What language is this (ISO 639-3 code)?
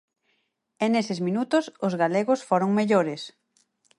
glg